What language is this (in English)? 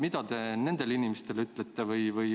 Estonian